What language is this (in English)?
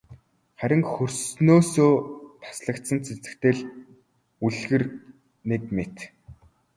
Mongolian